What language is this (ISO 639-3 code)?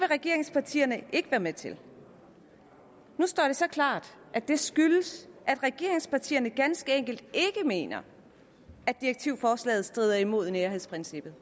dan